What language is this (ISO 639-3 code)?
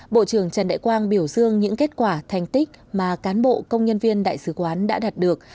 vie